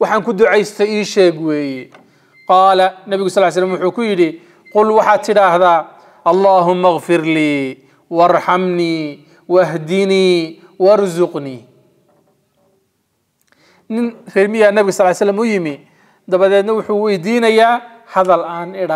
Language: Arabic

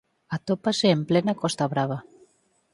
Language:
Galician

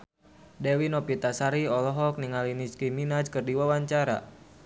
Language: Sundanese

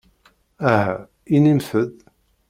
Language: Kabyle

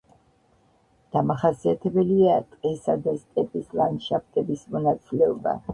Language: Georgian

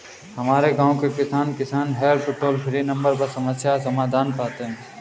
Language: Hindi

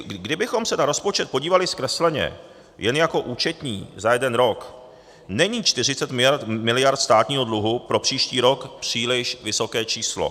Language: Czech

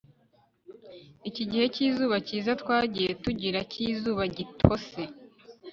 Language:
Kinyarwanda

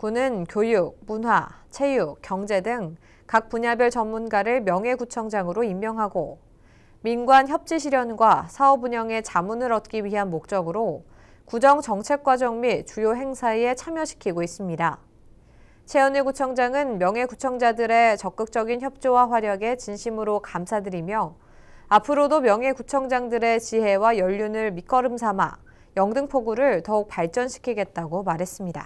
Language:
Korean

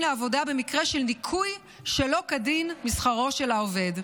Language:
Hebrew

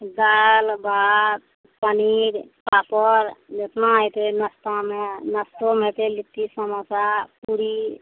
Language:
Maithili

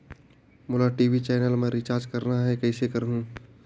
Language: Chhattisgarhi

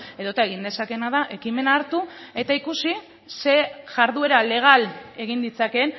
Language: Basque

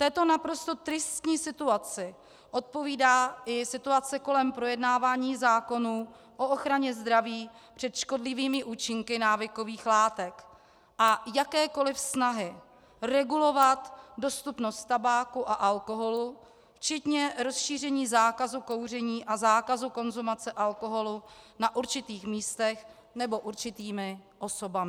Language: Czech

